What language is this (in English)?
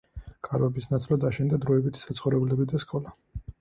Georgian